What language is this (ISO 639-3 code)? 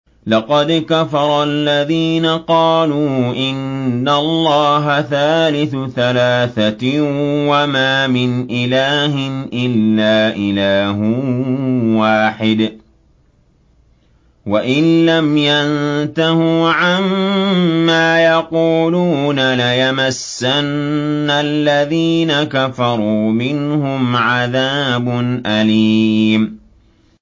ara